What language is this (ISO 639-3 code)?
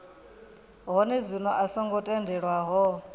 ven